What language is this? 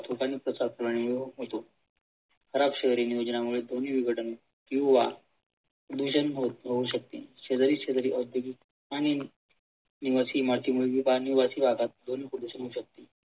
Marathi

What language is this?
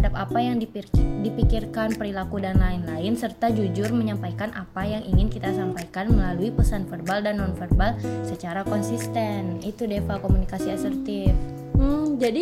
Indonesian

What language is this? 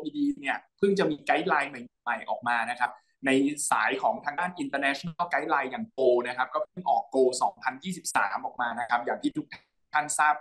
Thai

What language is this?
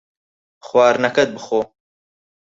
Central Kurdish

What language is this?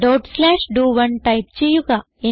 Malayalam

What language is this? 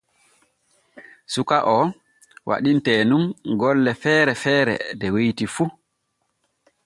Borgu Fulfulde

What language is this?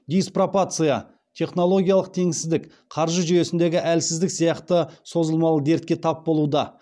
Kazakh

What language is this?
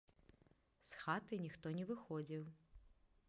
Belarusian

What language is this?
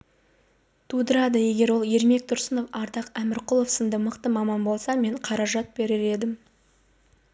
Kazakh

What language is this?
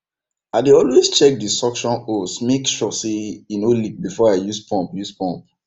Nigerian Pidgin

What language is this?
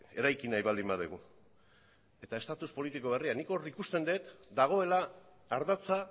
Basque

